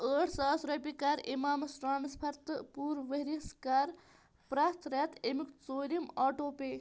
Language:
Kashmiri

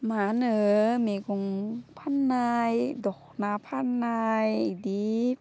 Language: Bodo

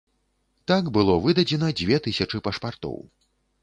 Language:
Belarusian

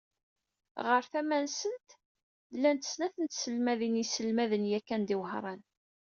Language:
Kabyle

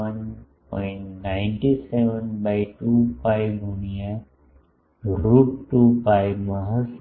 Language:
Gujarati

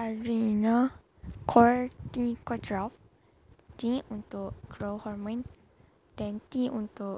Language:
Malay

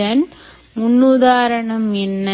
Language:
Tamil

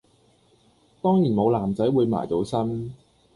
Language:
Cantonese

